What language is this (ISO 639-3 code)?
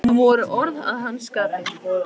isl